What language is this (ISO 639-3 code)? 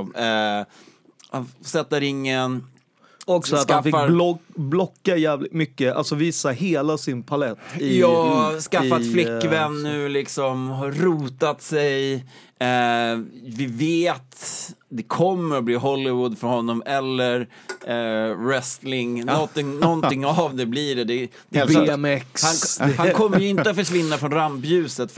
swe